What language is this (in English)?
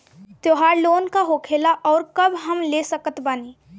Bhojpuri